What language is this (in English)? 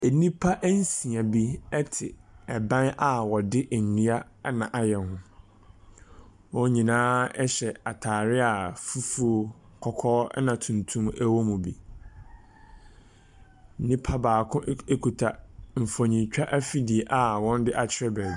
Akan